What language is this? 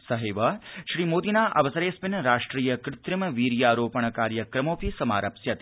Sanskrit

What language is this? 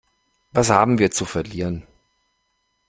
German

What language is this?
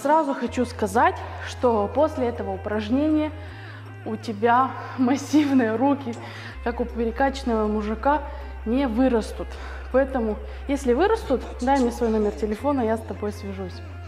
Russian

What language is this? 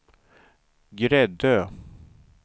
Swedish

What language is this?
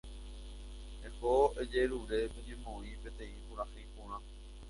Guarani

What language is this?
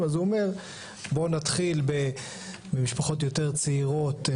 Hebrew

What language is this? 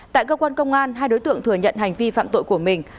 Vietnamese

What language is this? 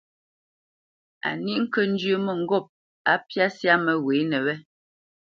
Bamenyam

